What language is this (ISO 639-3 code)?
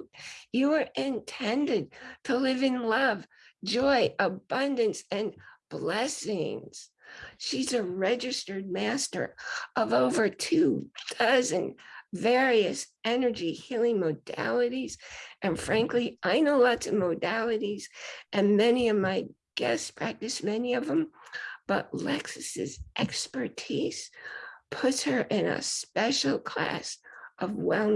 eng